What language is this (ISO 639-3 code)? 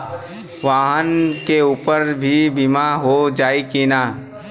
bho